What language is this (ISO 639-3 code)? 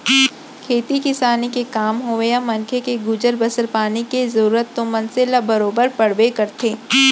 hne